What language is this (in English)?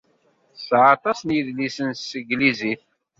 Kabyle